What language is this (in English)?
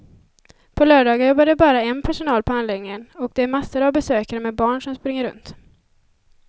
Swedish